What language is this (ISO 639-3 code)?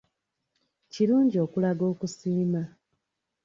lug